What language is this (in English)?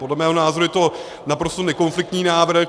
Czech